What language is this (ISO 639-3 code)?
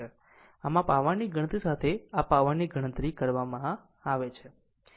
guj